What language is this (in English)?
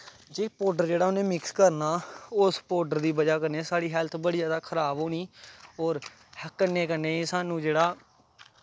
Dogri